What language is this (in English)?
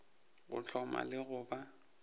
Northern Sotho